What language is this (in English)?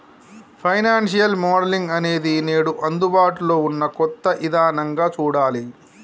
Telugu